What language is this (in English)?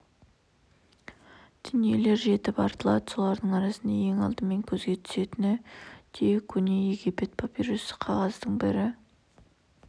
Kazakh